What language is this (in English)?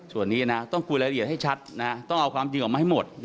Thai